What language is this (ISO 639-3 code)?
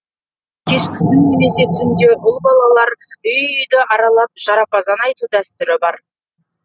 kaz